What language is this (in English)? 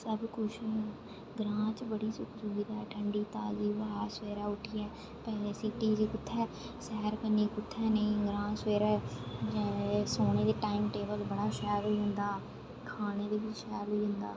Dogri